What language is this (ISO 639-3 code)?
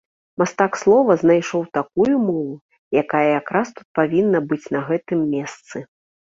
bel